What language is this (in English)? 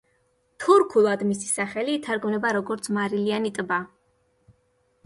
Georgian